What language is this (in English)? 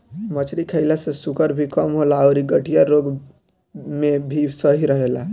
Bhojpuri